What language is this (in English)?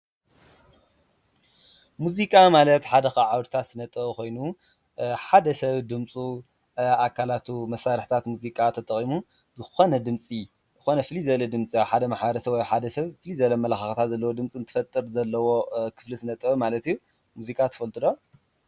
Tigrinya